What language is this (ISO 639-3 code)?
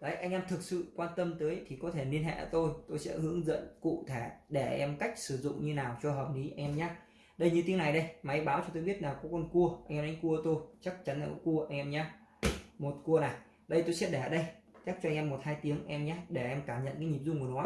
vie